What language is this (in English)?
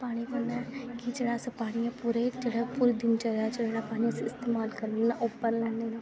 Dogri